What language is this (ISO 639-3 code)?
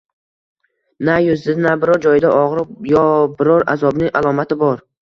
uzb